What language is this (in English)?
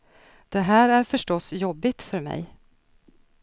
Swedish